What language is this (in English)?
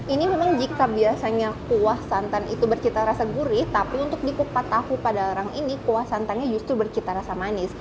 Indonesian